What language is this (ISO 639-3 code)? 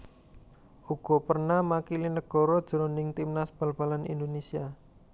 jav